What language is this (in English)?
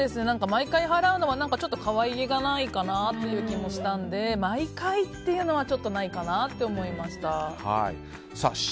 Japanese